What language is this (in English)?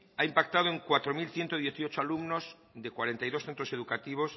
Spanish